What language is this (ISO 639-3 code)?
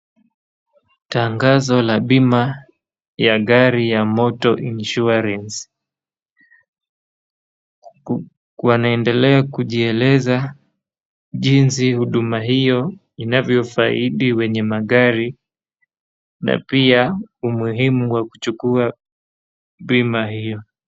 swa